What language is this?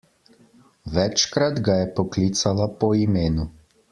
Slovenian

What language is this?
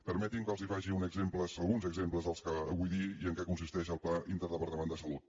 Catalan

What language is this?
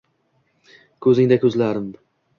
Uzbek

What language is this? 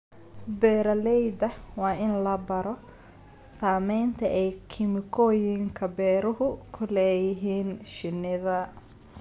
Somali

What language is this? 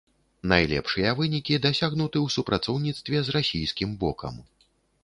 Belarusian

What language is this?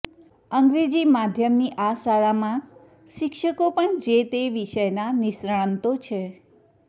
Gujarati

